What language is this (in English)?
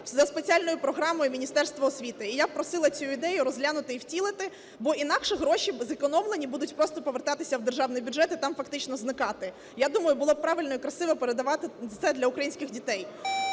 Ukrainian